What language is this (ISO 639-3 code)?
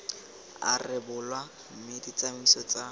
tsn